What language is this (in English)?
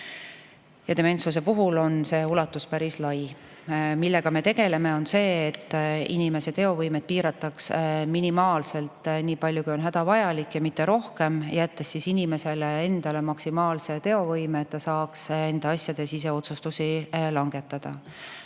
Estonian